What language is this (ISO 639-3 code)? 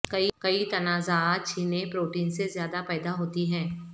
urd